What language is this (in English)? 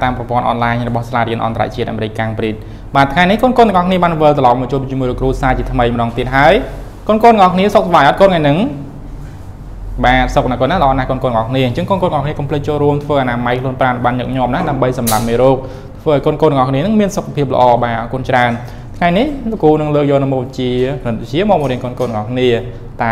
Vietnamese